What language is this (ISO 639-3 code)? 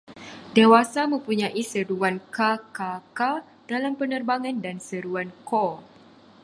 msa